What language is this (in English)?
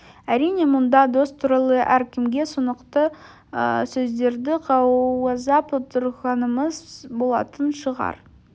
Kazakh